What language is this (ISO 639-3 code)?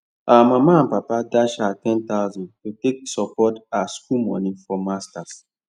pcm